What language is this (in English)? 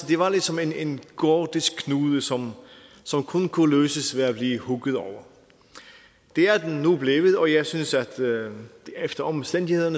Danish